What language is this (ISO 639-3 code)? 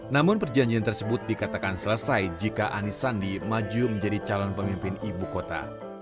ind